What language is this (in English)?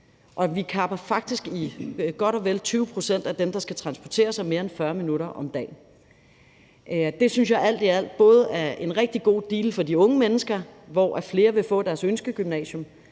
Danish